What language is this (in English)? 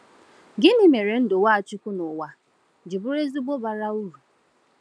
Igbo